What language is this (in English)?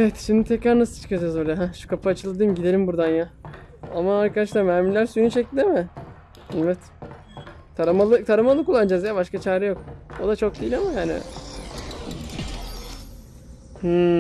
Turkish